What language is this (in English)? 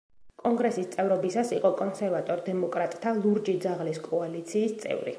Georgian